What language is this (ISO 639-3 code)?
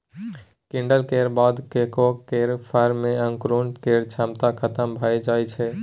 mai